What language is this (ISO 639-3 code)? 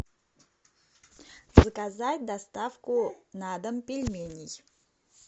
rus